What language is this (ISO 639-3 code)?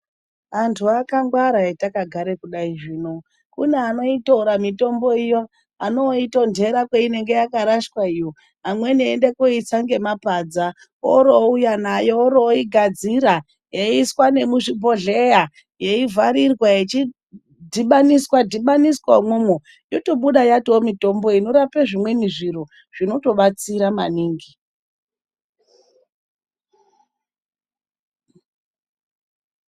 ndc